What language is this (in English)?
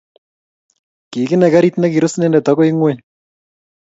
Kalenjin